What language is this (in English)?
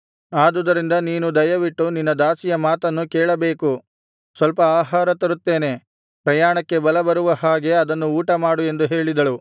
Kannada